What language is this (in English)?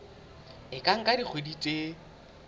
Southern Sotho